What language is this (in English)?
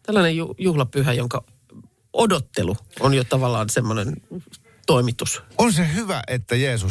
Finnish